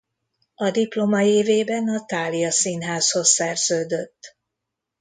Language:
Hungarian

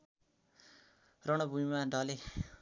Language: Nepali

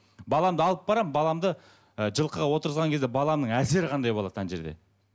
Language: Kazakh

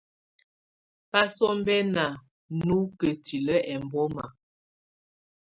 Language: Tunen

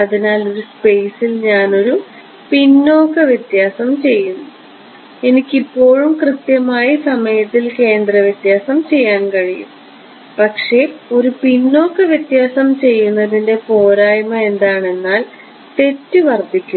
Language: Malayalam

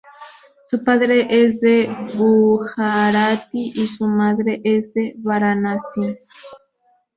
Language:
Spanish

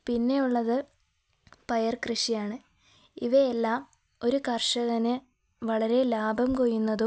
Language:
Malayalam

